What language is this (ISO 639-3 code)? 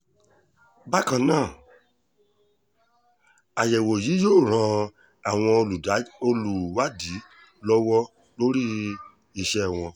yor